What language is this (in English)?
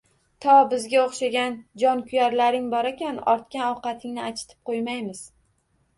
Uzbek